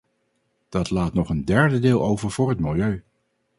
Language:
Dutch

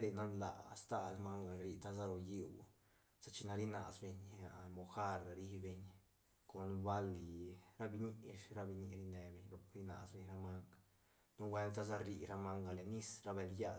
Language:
Santa Catarina Albarradas Zapotec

